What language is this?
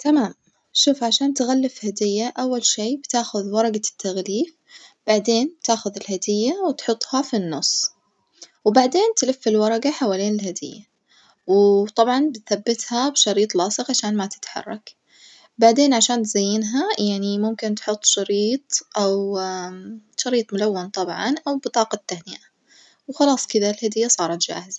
Najdi Arabic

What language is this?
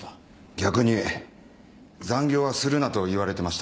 Japanese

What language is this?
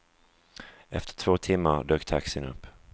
Swedish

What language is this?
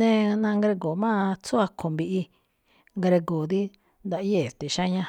Malinaltepec Me'phaa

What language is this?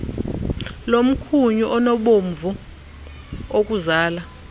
Xhosa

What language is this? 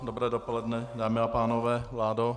Czech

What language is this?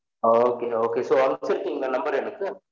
Tamil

